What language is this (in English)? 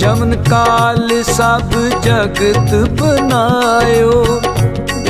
Hindi